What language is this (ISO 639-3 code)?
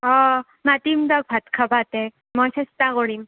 asm